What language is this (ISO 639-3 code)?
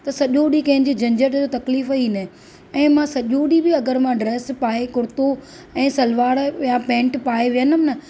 snd